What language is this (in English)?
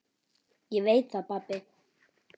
Icelandic